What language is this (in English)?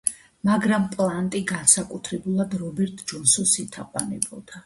Georgian